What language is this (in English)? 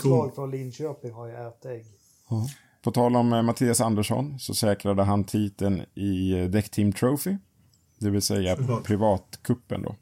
Swedish